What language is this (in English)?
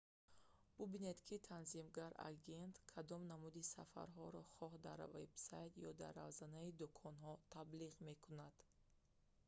Tajik